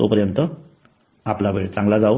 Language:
Marathi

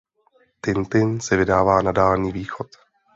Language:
Czech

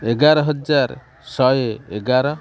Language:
Odia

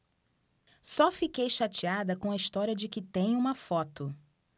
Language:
Portuguese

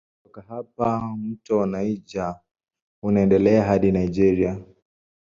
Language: Swahili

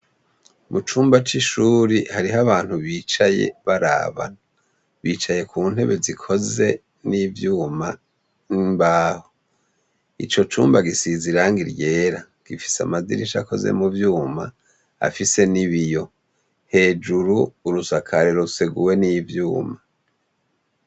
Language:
Rundi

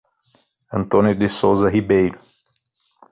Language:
Portuguese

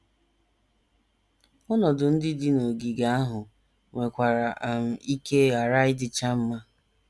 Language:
Igbo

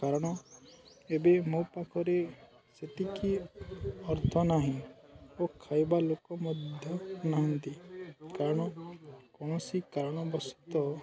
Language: Odia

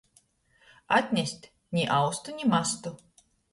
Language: Latgalian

